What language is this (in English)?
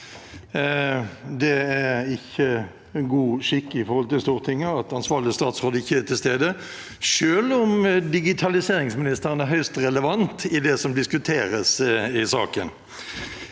Norwegian